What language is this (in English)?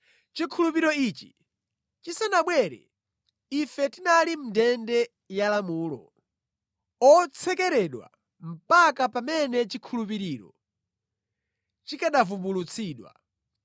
Nyanja